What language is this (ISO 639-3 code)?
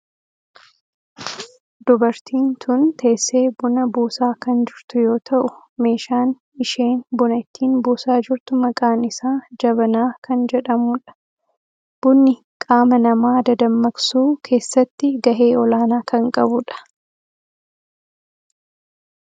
orm